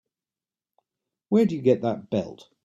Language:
English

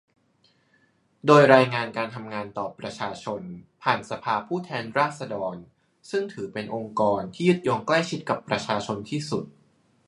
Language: Thai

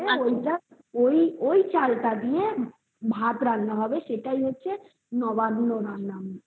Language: Bangla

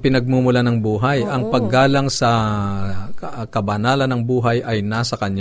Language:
Filipino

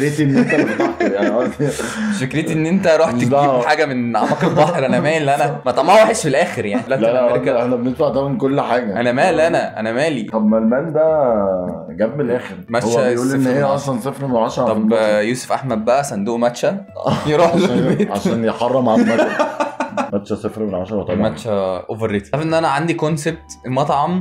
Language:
Arabic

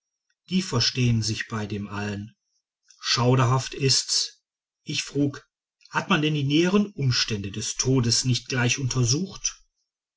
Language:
German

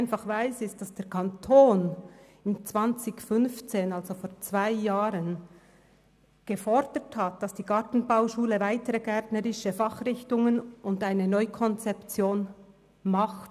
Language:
Swiss German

